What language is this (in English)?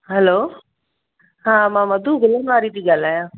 Sindhi